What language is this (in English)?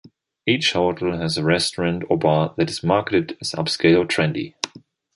English